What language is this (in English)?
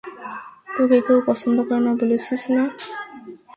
Bangla